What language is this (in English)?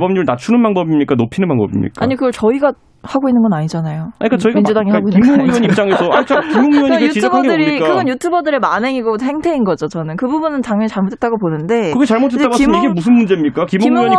Korean